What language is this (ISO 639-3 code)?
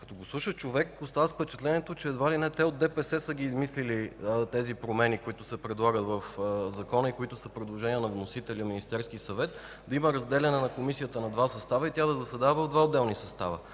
bul